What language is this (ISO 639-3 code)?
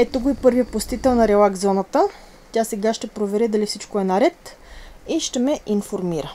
bul